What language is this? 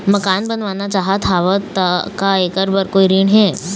Chhattisgarhi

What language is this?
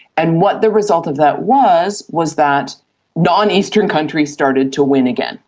English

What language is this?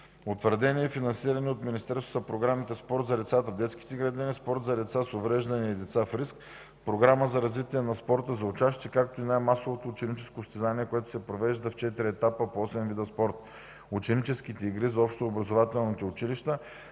Bulgarian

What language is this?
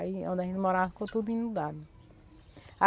Portuguese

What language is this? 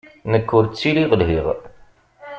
Kabyle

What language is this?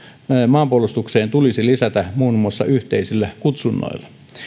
Finnish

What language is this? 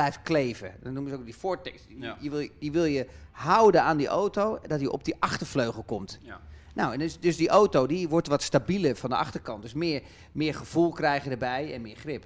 Dutch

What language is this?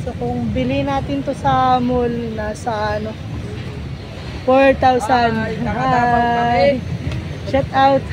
Filipino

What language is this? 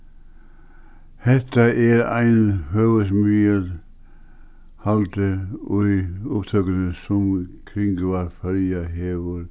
Faroese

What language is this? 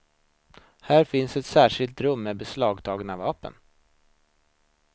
Swedish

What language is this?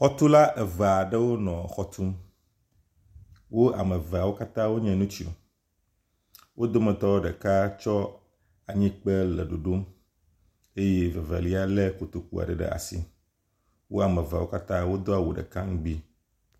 Ewe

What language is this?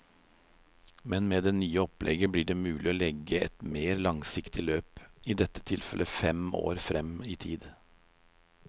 Norwegian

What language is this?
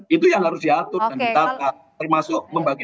Indonesian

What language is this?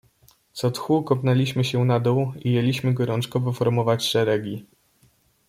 Polish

